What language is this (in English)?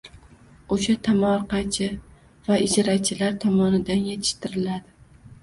Uzbek